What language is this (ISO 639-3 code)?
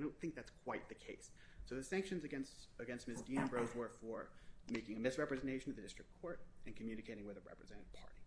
eng